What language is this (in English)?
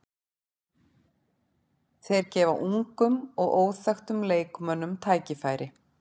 Icelandic